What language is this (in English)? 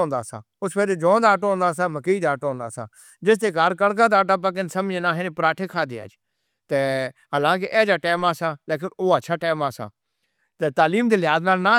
Northern Hindko